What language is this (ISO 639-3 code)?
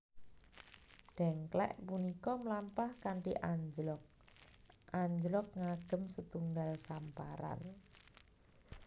jav